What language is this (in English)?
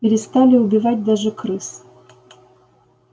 Russian